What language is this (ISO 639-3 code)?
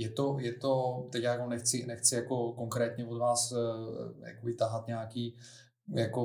ces